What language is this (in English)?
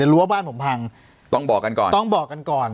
Thai